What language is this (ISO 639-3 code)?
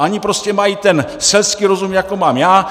ces